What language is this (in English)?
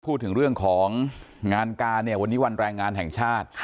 Thai